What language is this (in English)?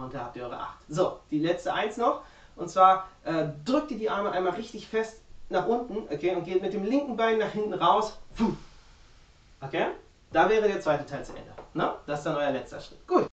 German